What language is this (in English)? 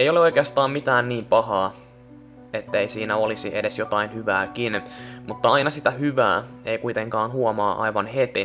Finnish